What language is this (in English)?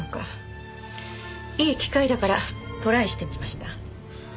Japanese